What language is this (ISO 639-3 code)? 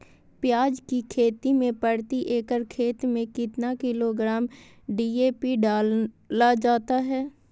mag